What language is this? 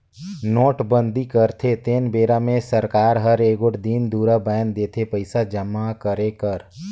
Chhattisgarhi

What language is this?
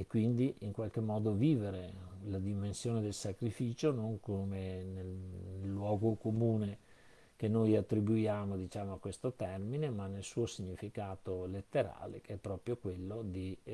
Italian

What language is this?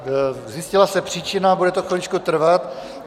Czech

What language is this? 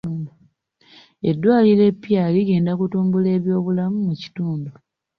Ganda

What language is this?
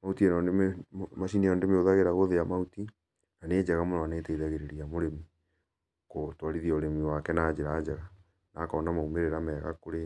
Kikuyu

